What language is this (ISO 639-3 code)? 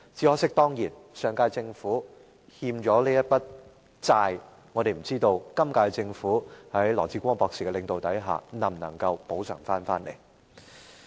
yue